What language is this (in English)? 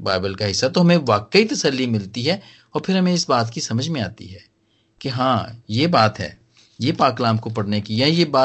Hindi